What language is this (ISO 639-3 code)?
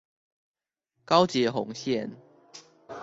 zho